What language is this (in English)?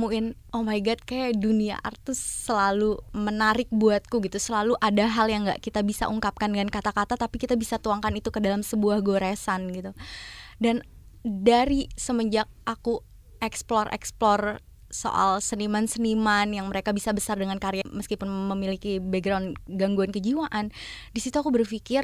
Indonesian